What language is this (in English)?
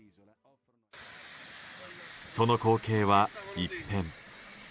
Japanese